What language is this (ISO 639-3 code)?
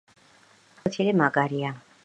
kat